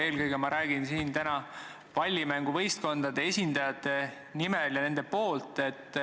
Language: Estonian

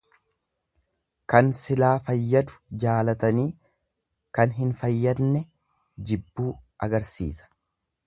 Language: Oromo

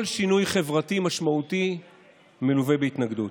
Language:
Hebrew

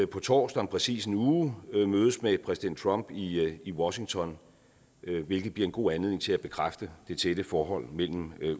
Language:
Danish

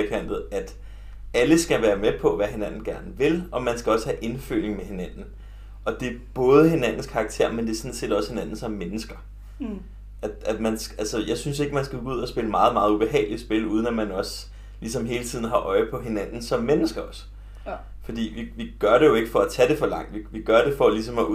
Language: Danish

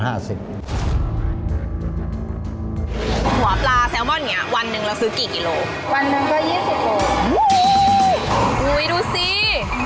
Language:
Thai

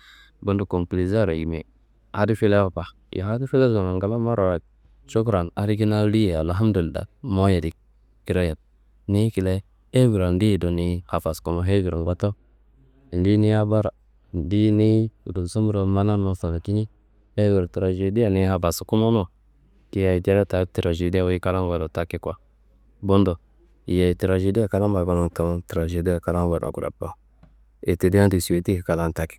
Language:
Kanembu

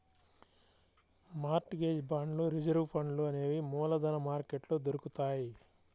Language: Telugu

